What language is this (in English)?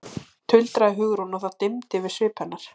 Icelandic